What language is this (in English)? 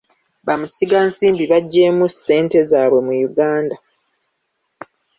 Ganda